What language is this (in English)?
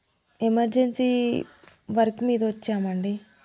Telugu